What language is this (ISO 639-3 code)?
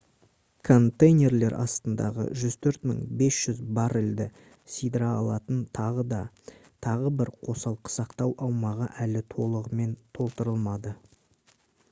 kaz